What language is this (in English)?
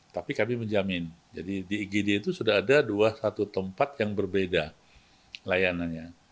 Indonesian